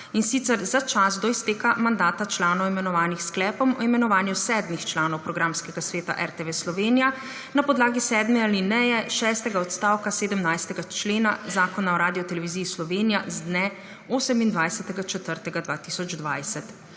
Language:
Slovenian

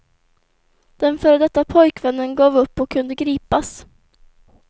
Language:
Swedish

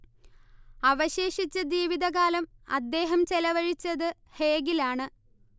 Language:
Malayalam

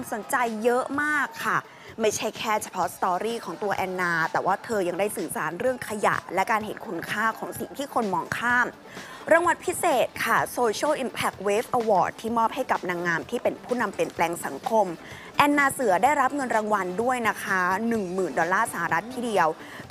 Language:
Thai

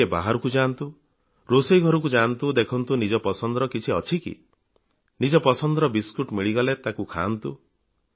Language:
Odia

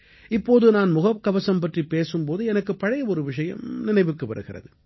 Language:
Tamil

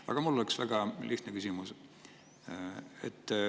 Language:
Estonian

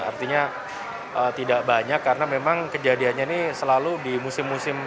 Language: Indonesian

